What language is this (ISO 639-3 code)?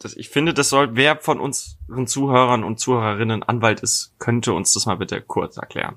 deu